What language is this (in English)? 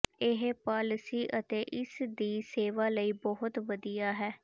Punjabi